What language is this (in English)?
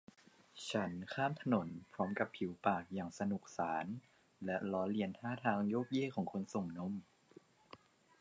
Thai